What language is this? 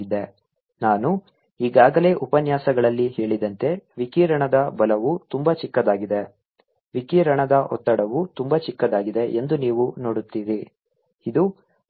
Kannada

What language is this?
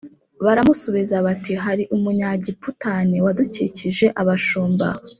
Kinyarwanda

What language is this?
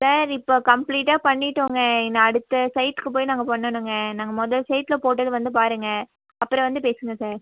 Tamil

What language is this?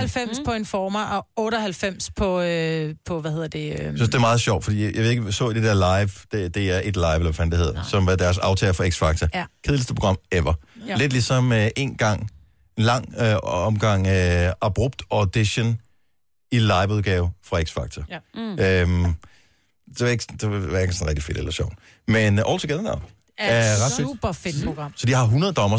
Danish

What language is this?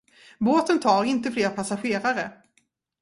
Swedish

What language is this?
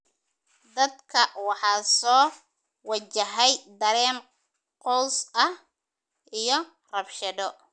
Somali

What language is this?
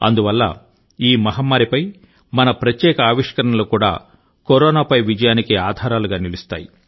Telugu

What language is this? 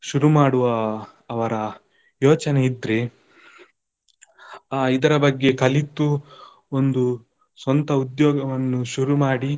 Kannada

